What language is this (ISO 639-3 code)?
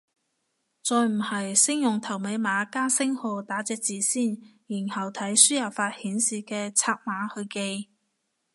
yue